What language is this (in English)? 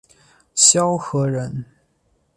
Chinese